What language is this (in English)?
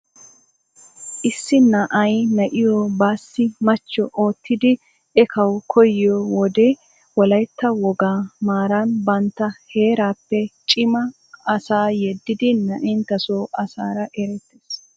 Wolaytta